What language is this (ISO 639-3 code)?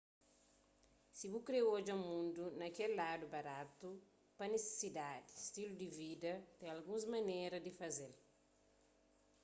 kea